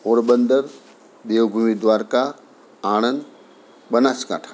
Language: Gujarati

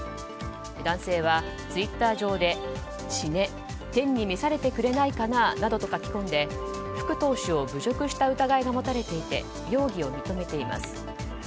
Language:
Japanese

